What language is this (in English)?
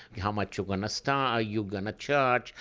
English